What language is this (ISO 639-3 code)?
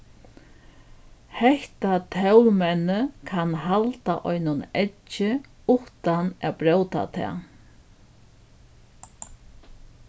fao